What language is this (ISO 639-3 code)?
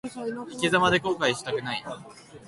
jpn